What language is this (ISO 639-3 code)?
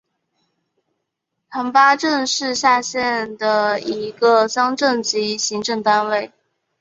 zho